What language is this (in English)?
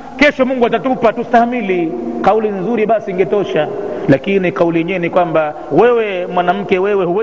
Swahili